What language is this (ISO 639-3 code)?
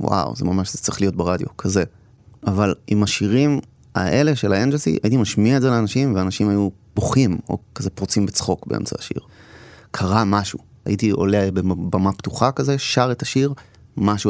heb